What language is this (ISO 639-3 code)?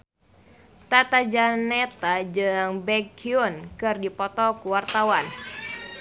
sun